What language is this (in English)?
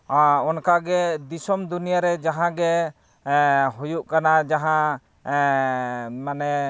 Santali